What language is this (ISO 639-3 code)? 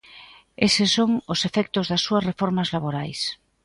glg